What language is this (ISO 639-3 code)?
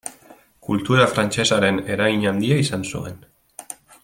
eus